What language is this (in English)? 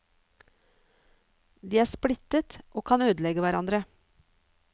Norwegian